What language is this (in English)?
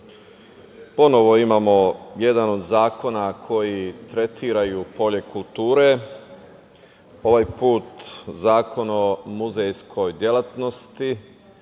Serbian